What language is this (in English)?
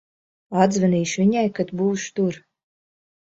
Latvian